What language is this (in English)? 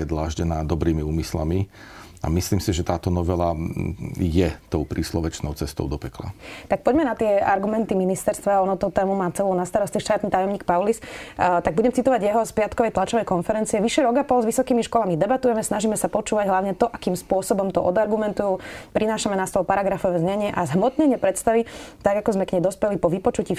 Slovak